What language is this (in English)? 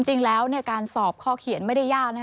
Thai